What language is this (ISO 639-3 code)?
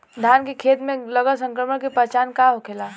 bho